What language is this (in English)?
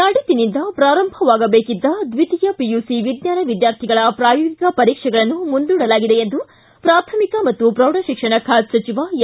Kannada